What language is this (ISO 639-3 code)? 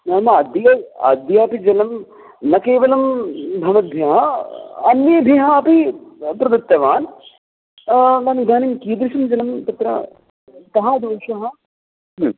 san